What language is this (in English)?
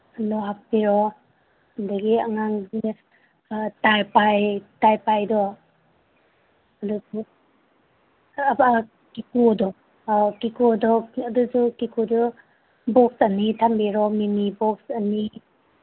Manipuri